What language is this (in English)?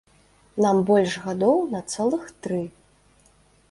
Belarusian